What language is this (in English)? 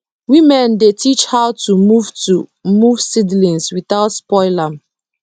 Nigerian Pidgin